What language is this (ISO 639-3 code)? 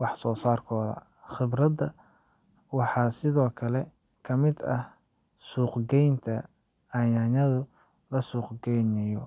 som